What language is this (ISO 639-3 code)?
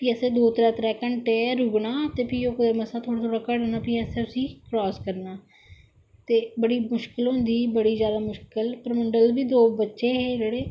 doi